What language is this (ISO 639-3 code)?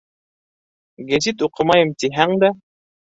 bak